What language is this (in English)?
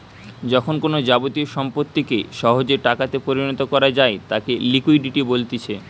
Bangla